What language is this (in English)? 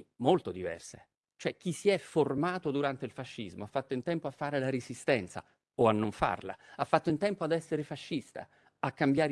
Italian